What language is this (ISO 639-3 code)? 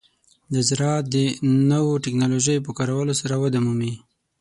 pus